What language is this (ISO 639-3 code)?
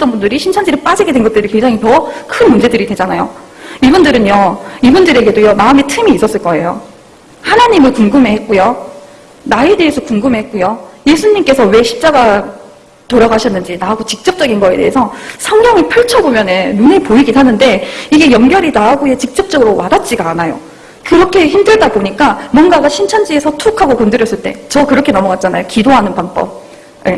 kor